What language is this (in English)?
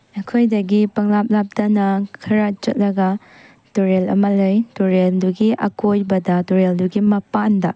Manipuri